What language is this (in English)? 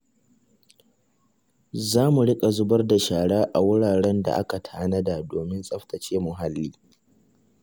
Hausa